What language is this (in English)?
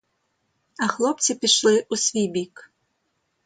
Ukrainian